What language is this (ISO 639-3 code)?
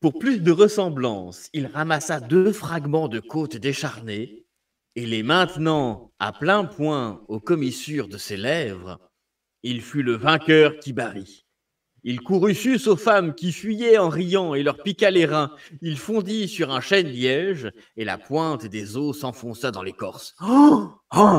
fra